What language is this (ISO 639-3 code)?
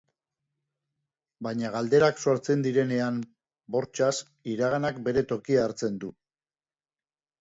eus